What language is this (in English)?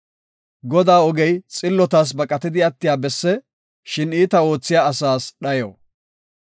Gofa